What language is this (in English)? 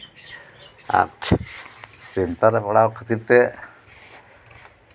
Santali